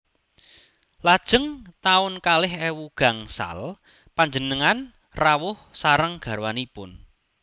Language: Javanese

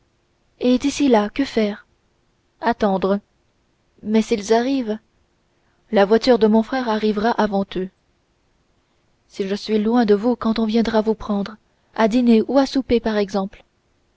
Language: French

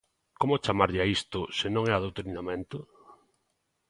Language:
Galician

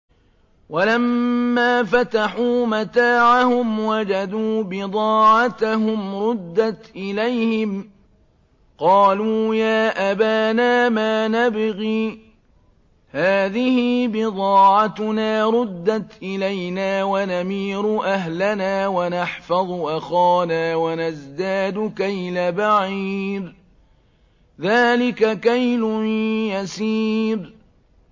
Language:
Arabic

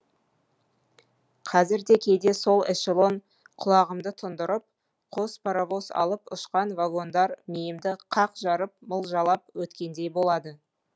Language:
Kazakh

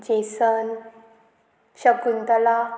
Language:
Konkani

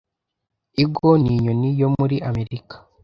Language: Kinyarwanda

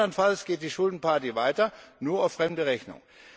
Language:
German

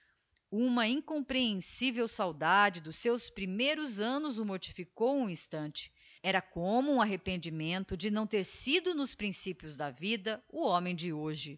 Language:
Portuguese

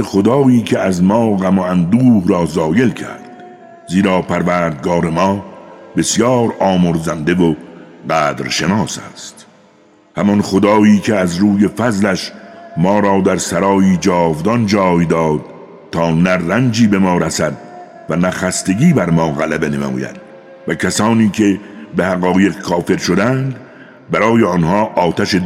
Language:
Persian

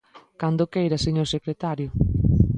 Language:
Galician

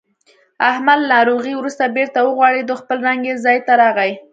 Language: Pashto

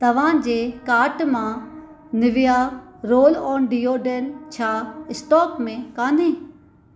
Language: Sindhi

